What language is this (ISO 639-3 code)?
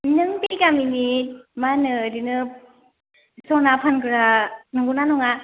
brx